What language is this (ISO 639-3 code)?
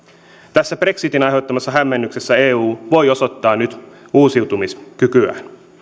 fin